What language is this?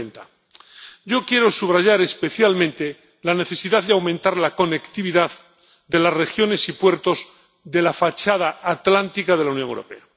Spanish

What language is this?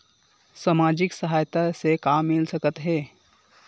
Chhattisgarhi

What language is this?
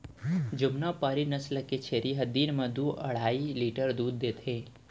Chhattisgarhi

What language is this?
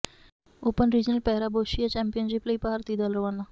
Punjabi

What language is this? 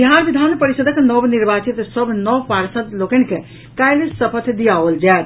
Maithili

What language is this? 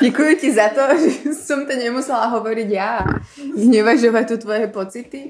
Czech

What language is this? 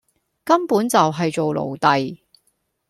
Cantonese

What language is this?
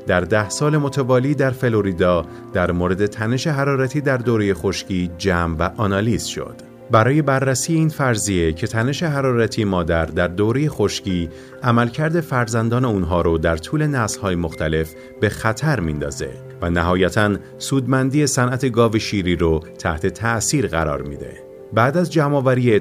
Persian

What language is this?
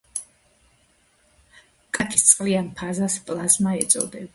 Georgian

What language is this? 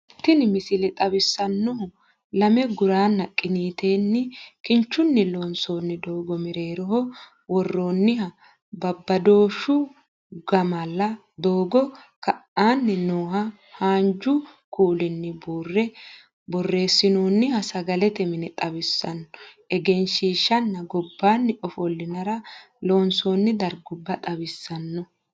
Sidamo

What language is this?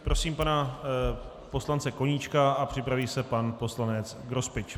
Czech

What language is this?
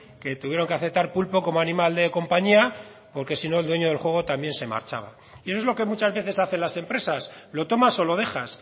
Spanish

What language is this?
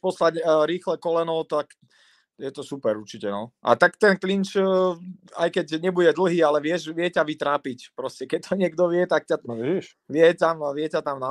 Czech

